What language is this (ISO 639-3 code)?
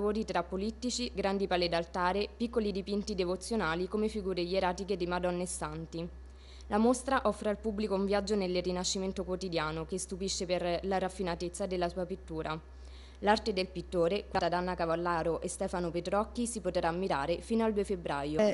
ita